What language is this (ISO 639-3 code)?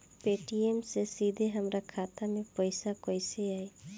bho